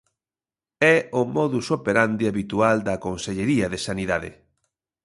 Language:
Galician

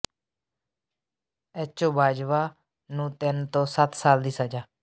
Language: Punjabi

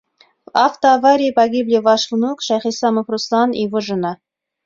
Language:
Bashkir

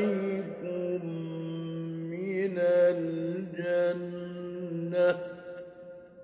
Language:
Arabic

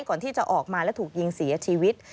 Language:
Thai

